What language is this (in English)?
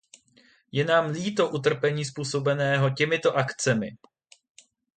Czech